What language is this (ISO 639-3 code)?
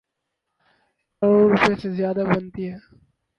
urd